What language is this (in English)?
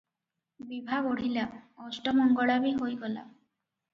Odia